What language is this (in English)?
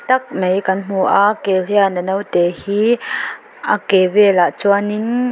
Mizo